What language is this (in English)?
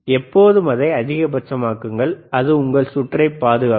Tamil